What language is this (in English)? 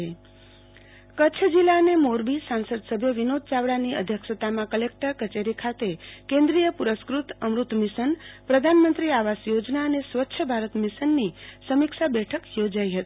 Gujarati